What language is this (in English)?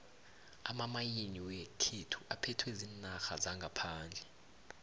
South Ndebele